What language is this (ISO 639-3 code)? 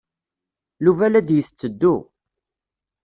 kab